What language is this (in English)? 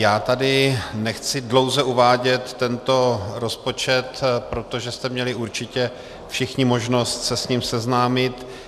Czech